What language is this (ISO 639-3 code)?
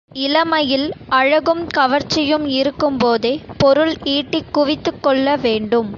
tam